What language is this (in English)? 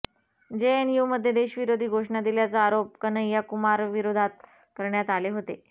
Marathi